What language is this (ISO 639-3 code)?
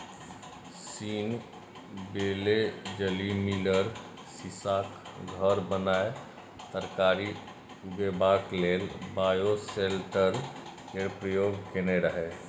mai